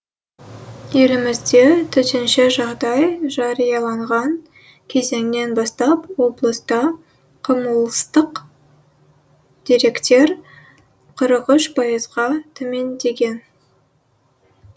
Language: Kazakh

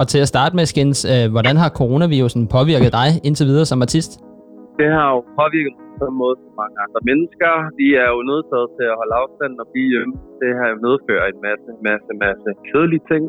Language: Danish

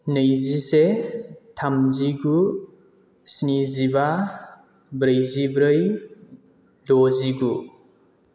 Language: Bodo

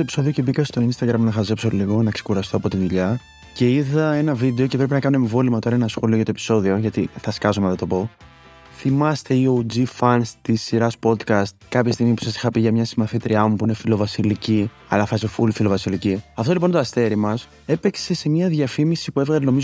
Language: Greek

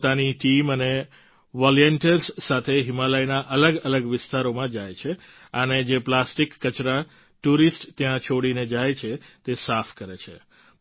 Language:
Gujarati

